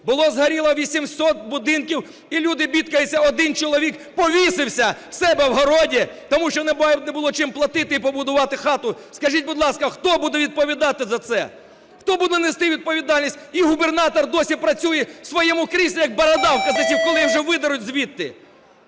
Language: Ukrainian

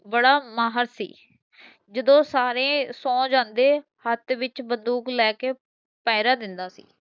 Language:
Punjabi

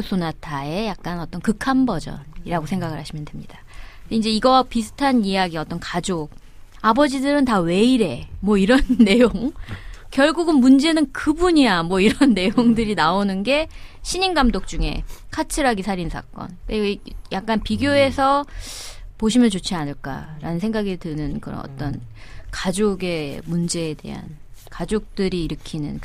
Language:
Korean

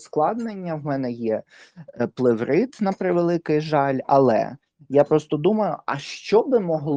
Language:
Ukrainian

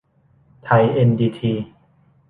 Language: Thai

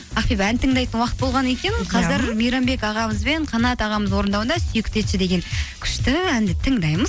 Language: Kazakh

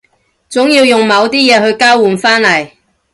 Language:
Cantonese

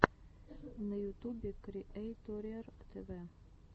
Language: Russian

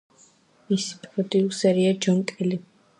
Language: Georgian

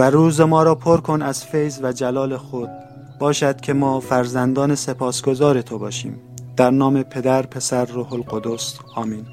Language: Persian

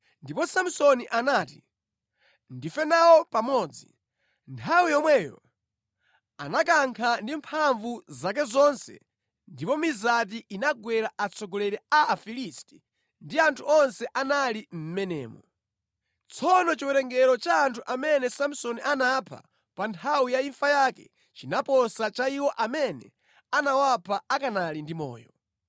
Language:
Nyanja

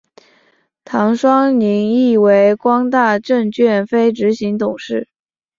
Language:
Chinese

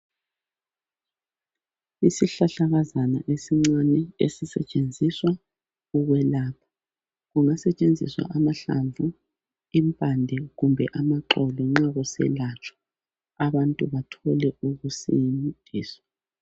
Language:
North Ndebele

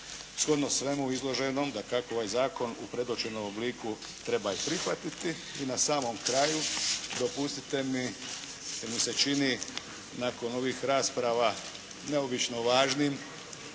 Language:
Croatian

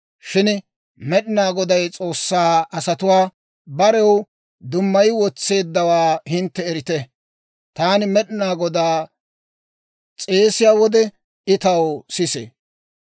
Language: Dawro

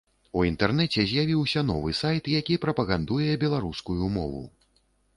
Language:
Belarusian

